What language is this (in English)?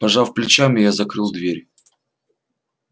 Russian